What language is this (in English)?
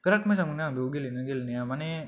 Bodo